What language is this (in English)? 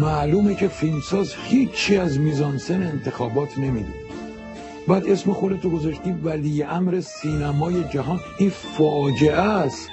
Persian